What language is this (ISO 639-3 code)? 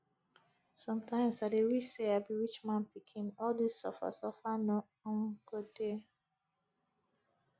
pcm